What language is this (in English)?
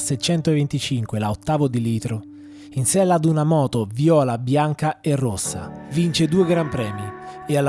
Italian